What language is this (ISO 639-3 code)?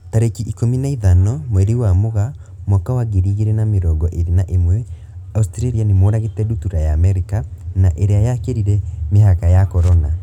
kik